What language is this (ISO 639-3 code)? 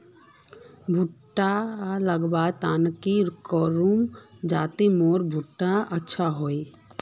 mag